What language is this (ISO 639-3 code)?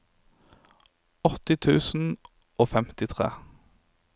nor